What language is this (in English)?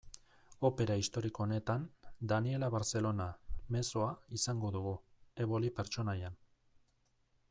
Basque